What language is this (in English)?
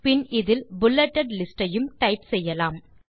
Tamil